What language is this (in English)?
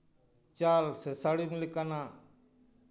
Santali